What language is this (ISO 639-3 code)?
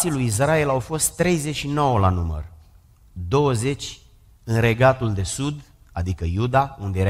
ron